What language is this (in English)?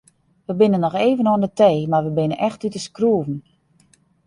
Western Frisian